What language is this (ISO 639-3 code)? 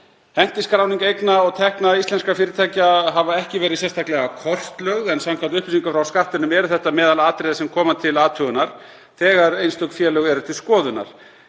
isl